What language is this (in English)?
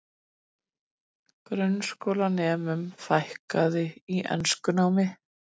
Icelandic